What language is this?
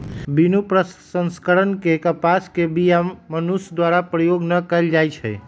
Magahi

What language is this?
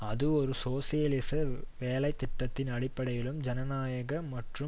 Tamil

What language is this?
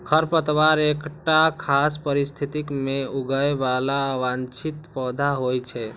Maithili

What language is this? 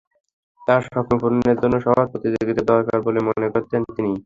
Bangla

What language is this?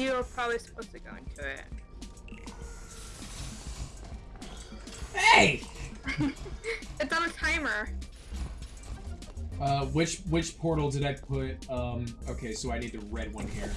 English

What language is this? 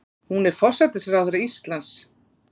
Icelandic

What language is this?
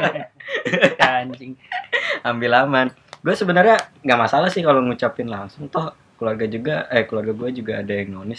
Indonesian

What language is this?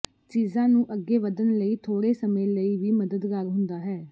Punjabi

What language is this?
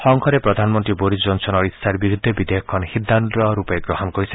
Assamese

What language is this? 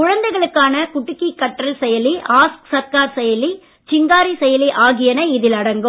Tamil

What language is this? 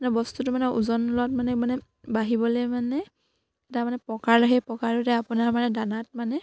Assamese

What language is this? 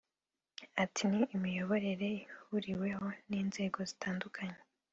Kinyarwanda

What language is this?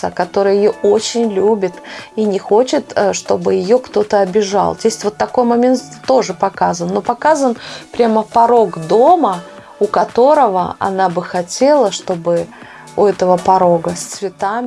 Russian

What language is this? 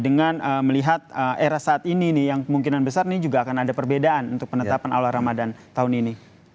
Indonesian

